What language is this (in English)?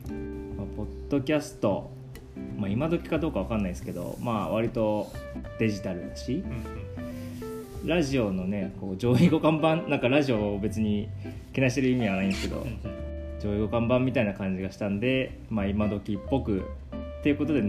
Japanese